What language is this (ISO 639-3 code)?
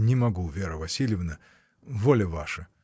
rus